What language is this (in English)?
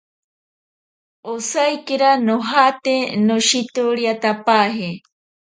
Ashéninka Perené